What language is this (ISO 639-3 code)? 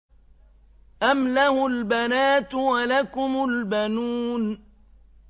ara